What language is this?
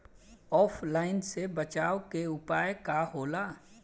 Bhojpuri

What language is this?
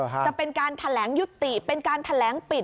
Thai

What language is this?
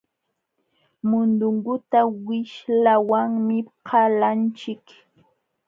Jauja Wanca Quechua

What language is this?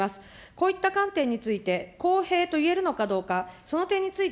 Japanese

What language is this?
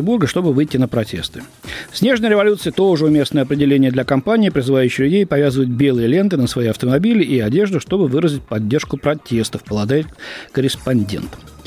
Russian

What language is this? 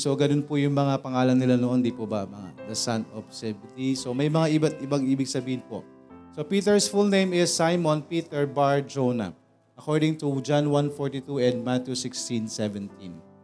Filipino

